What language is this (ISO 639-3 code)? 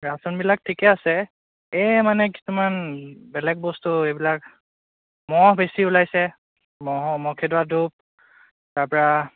asm